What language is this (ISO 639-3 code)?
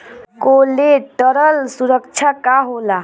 bho